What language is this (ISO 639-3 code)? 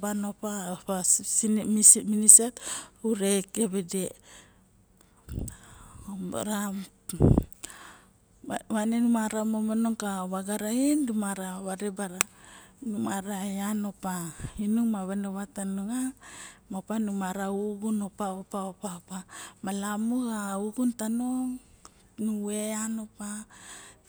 bjk